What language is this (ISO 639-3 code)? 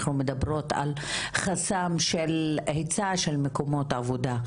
heb